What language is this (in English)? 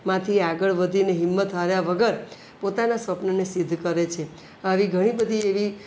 Gujarati